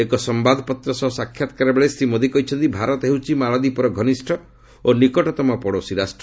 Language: Odia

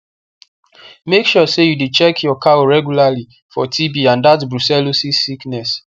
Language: Nigerian Pidgin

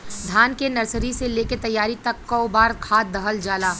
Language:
Bhojpuri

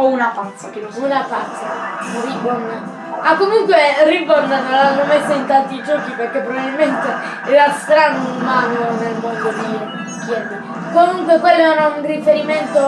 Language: Italian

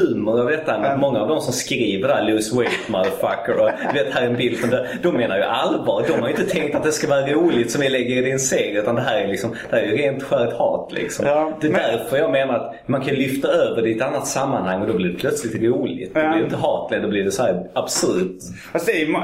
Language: Swedish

